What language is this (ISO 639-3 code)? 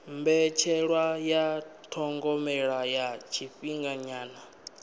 ven